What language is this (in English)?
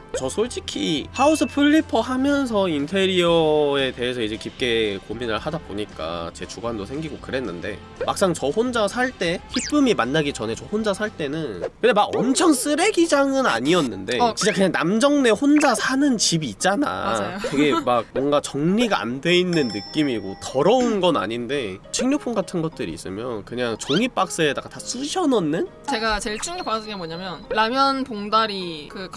Korean